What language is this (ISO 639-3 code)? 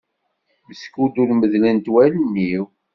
kab